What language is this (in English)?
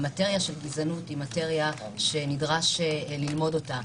Hebrew